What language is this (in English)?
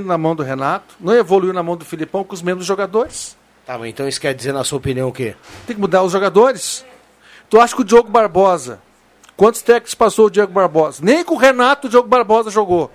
Portuguese